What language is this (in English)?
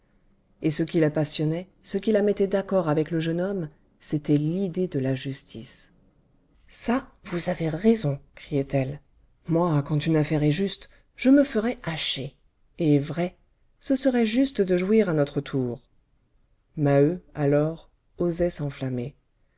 French